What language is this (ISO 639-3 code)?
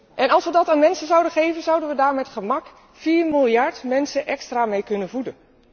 nld